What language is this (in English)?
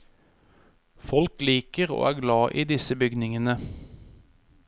Norwegian